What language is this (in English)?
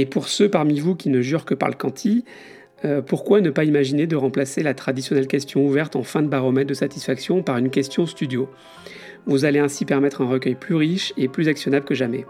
French